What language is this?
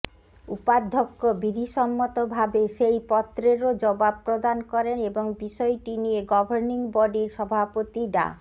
Bangla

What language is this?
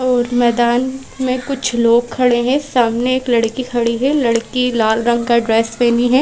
Hindi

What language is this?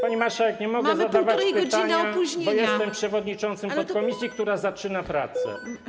Polish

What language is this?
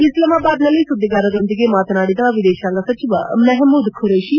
Kannada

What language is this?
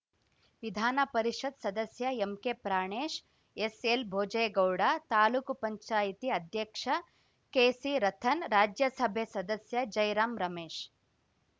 Kannada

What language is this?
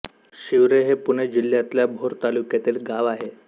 Marathi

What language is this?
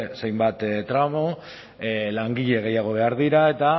Basque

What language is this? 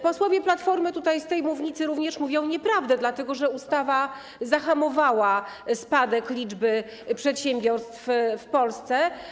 Polish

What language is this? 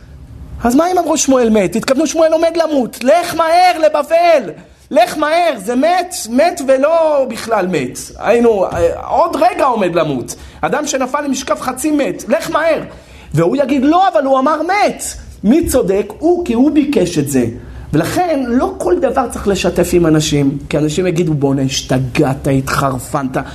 Hebrew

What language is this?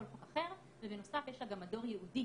Hebrew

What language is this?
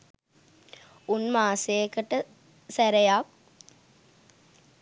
Sinhala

